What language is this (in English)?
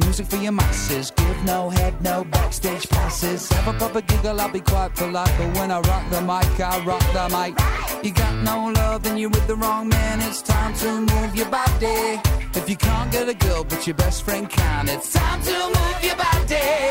Spanish